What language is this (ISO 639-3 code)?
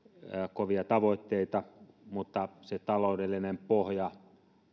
fin